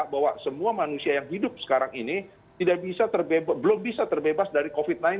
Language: Indonesian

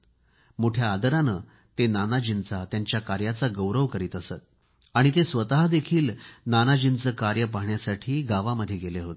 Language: Marathi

